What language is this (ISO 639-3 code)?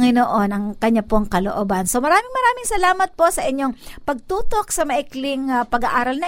fil